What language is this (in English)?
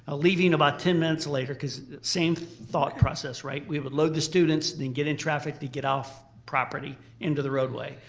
English